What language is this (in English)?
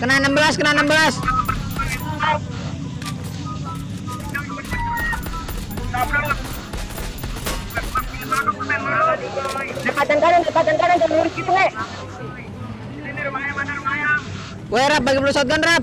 Indonesian